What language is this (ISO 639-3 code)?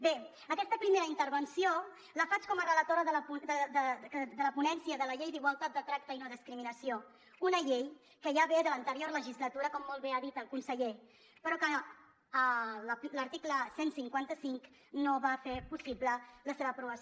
cat